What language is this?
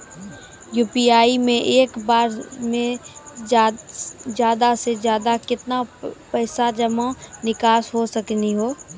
Maithili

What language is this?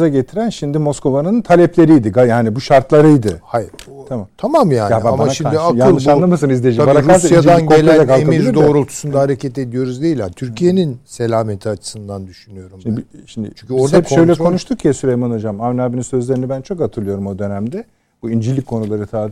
Turkish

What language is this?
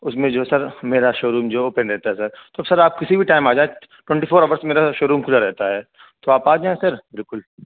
Urdu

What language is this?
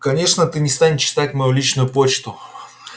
Russian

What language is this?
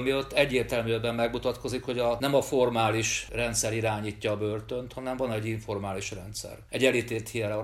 Hungarian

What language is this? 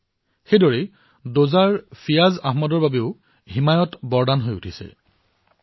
Assamese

